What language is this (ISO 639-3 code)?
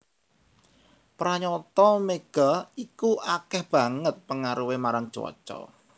jav